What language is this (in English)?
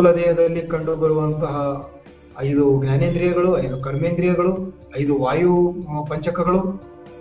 Kannada